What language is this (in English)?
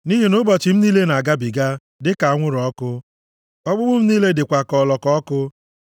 Igbo